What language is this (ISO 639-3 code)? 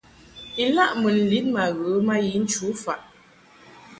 mhk